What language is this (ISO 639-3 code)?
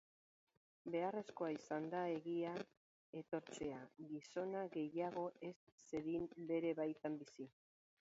eus